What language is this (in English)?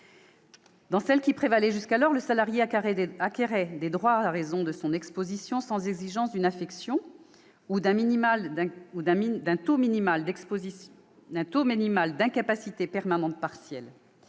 French